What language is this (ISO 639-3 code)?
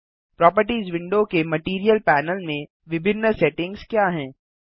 hin